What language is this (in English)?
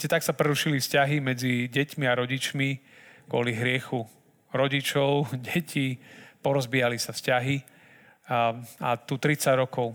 Slovak